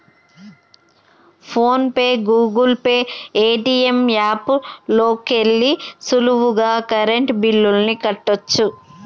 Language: Telugu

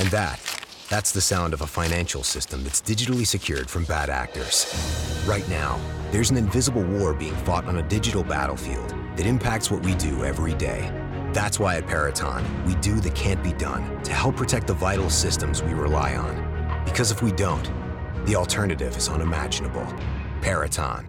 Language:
Portuguese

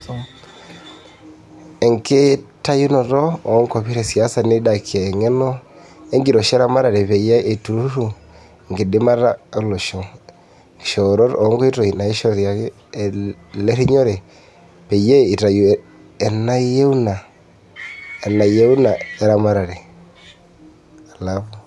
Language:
Masai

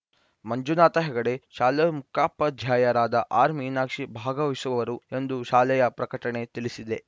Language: Kannada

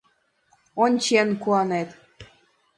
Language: Mari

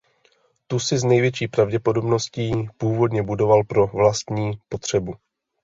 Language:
Czech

